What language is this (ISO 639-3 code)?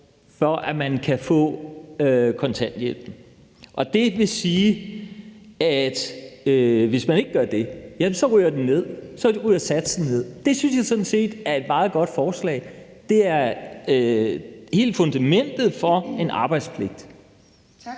dan